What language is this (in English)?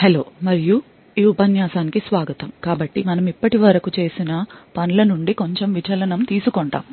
Telugu